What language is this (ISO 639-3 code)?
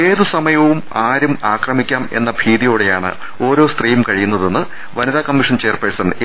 mal